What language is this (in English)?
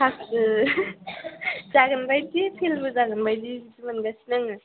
Bodo